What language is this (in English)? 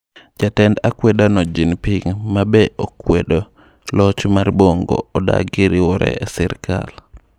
Luo (Kenya and Tanzania)